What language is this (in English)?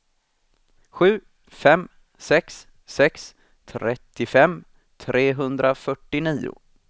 Swedish